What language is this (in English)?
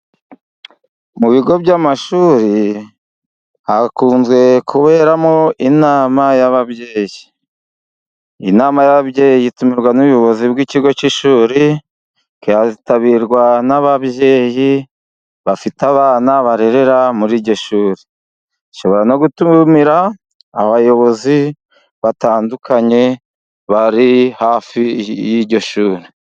Kinyarwanda